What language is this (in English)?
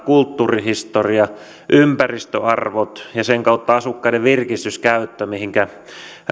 Finnish